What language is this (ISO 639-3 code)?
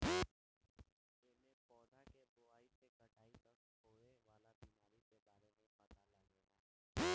bho